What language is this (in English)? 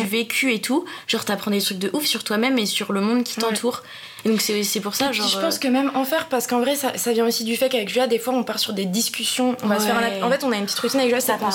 French